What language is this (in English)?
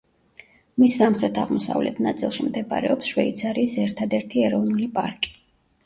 Georgian